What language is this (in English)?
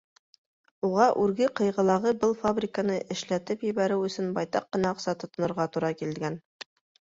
Bashkir